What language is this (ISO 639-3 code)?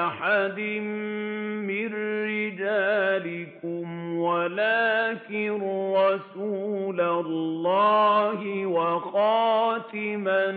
ara